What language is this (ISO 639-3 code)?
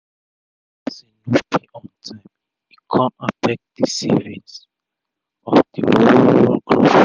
pcm